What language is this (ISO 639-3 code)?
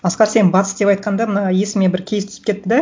kaz